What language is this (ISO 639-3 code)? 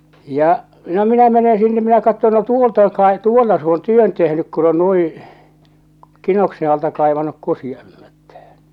fin